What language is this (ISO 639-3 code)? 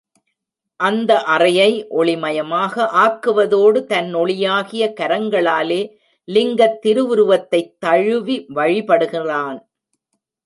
tam